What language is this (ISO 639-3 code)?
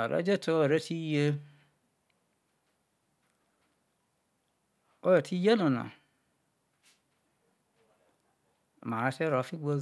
iso